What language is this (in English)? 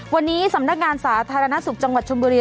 Thai